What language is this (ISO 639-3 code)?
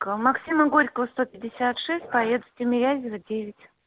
rus